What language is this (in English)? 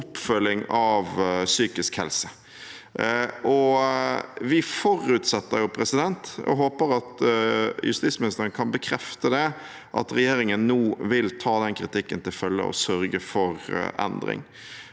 Norwegian